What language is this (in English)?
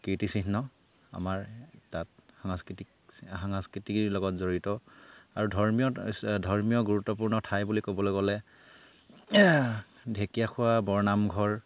Assamese